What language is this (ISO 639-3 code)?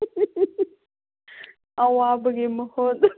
mni